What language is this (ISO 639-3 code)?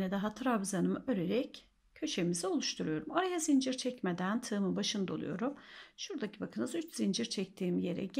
tur